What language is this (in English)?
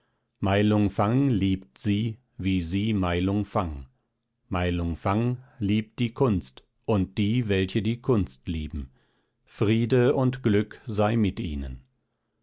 German